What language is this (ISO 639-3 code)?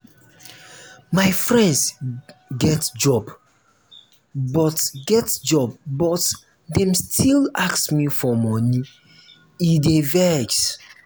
pcm